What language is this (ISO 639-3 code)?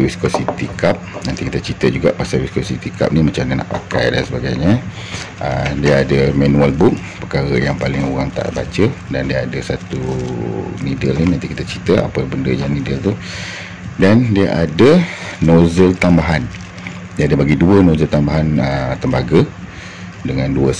msa